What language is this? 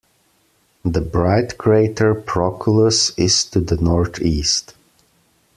English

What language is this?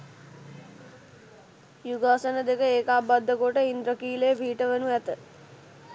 Sinhala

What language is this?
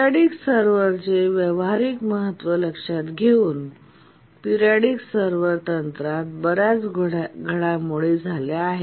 Marathi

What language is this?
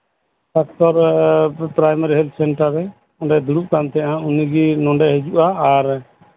Santali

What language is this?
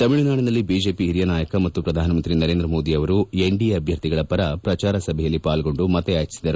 Kannada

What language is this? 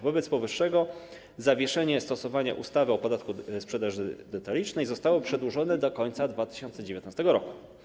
Polish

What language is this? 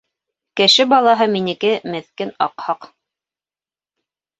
Bashkir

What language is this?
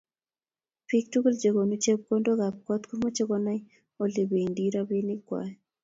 Kalenjin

